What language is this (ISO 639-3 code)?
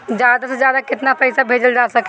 bho